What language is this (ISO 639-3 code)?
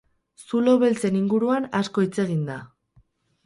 eus